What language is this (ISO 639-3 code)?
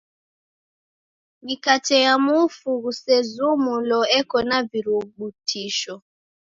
dav